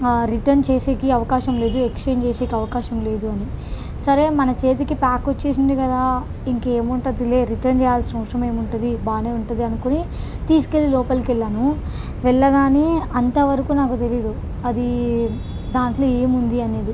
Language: Telugu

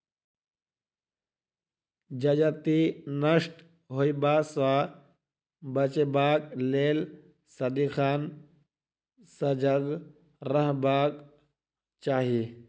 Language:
Maithili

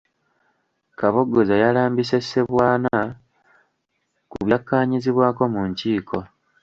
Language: Ganda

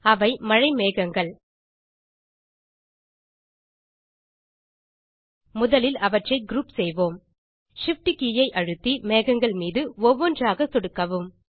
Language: Tamil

